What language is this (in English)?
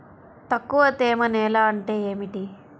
Telugu